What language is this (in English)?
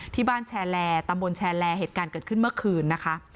Thai